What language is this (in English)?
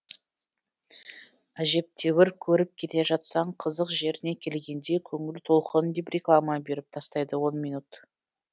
Kazakh